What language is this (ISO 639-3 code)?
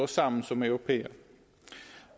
dan